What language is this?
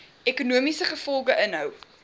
Afrikaans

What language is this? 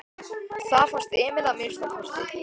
Icelandic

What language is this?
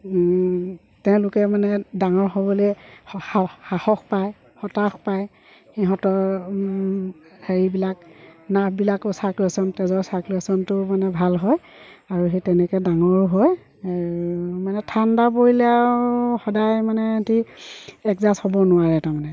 Assamese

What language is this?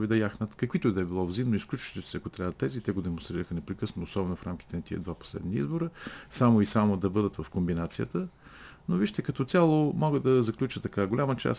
Bulgarian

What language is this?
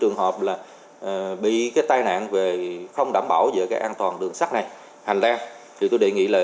Vietnamese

